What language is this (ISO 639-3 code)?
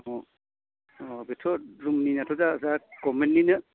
brx